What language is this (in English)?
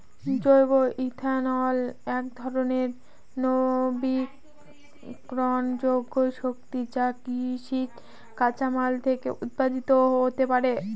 Bangla